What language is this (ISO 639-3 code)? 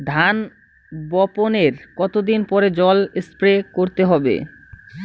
ben